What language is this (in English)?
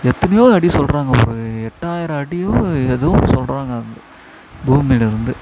Tamil